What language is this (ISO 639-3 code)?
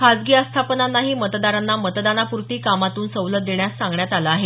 mar